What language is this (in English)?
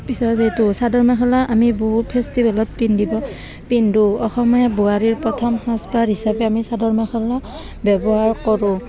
Assamese